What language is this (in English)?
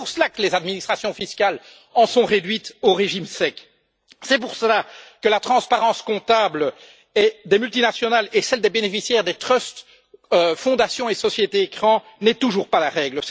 French